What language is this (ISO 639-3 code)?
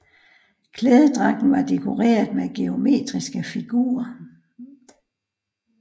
dan